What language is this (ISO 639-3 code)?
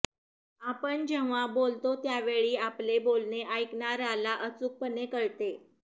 mar